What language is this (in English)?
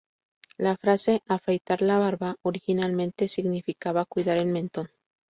Spanish